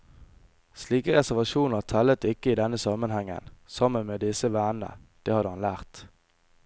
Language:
Norwegian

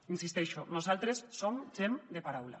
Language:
Catalan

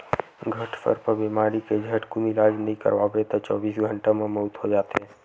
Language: Chhattisgarhi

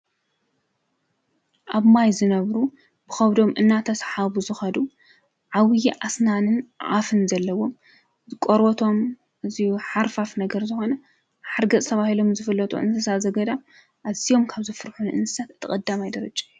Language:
Tigrinya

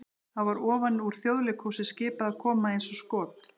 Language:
Icelandic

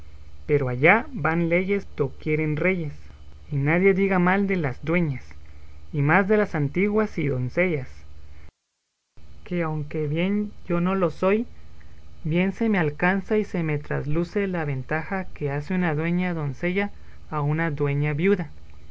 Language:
Spanish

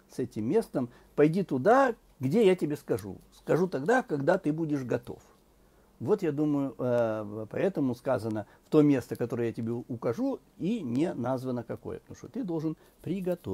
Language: Russian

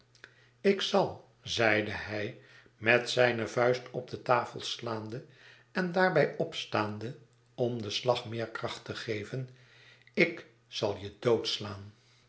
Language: Dutch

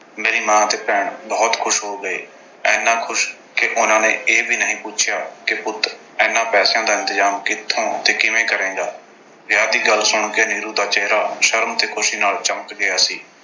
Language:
Punjabi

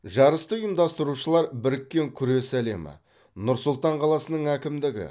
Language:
Kazakh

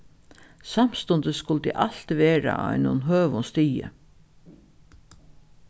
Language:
Faroese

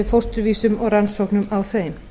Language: Icelandic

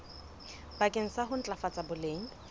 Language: Southern Sotho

